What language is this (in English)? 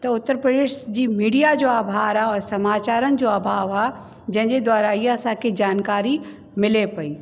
Sindhi